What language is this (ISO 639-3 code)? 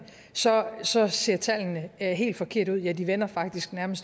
dan